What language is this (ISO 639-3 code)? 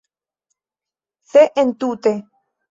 epo